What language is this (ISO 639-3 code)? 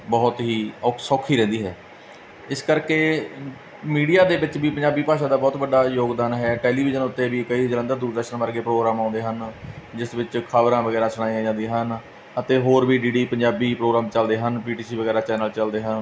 pan